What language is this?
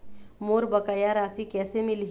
Chhattisgarhi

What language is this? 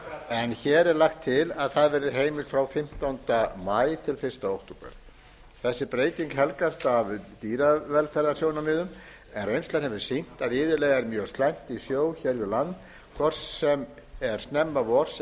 Icelandic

